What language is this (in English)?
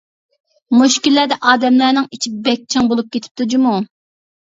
Uyghur